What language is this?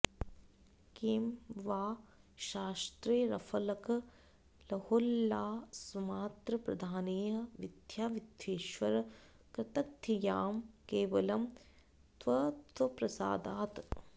Sanskrit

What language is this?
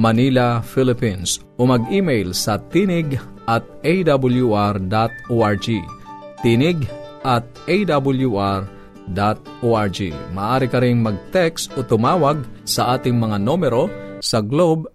Filipino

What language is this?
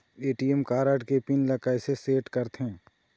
Chhattisgarhi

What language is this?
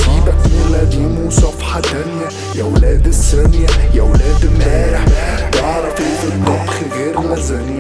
Arabic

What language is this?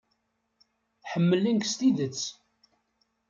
Kabyle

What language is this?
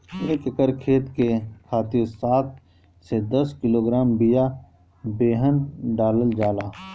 Bhojpuri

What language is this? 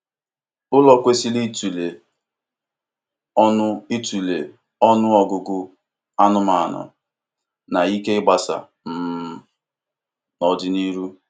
Igbo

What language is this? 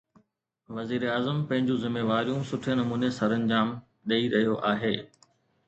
Sindhi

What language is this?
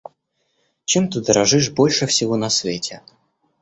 Russian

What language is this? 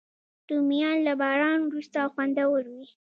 Pashto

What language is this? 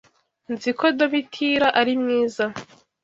Kinyarwanda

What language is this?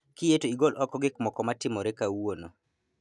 Luo (Kenya and Tanzania)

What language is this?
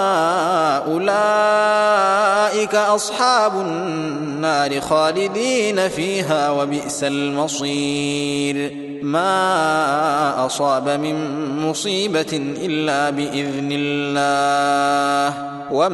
Arabic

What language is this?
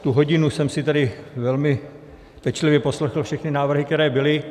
Czech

